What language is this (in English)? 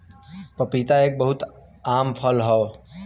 Bhojpuri